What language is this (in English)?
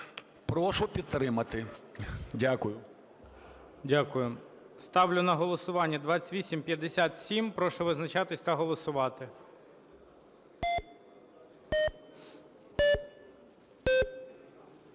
Ukrainian